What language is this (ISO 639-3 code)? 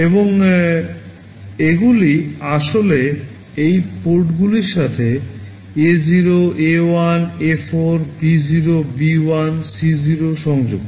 ben